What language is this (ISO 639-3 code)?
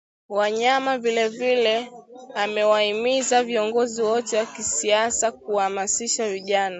swa